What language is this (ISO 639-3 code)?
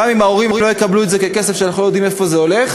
heb